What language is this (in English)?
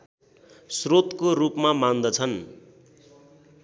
Nepali